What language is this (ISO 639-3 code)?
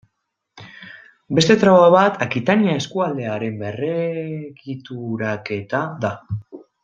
eus